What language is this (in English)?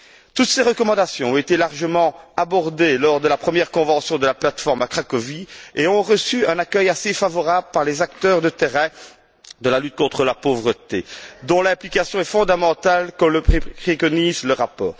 French